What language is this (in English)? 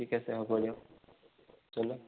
Assamese